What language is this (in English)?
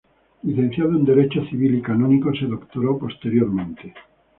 Spanish